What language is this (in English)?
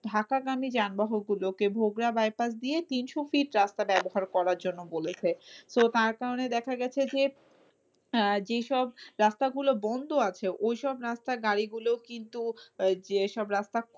Bangla